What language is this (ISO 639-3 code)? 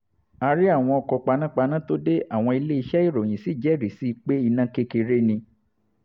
yor